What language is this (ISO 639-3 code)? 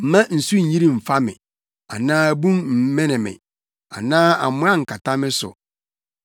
aka